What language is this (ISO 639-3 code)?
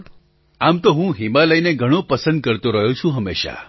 guj